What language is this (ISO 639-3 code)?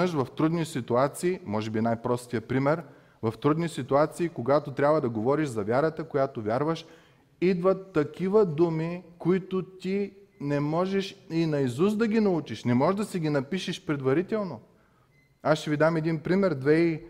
bul